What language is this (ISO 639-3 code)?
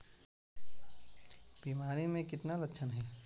mag